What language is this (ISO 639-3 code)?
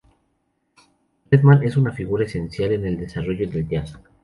spa